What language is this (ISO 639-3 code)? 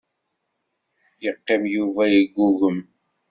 kab